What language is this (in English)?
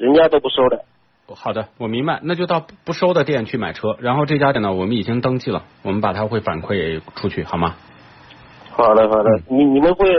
Chinese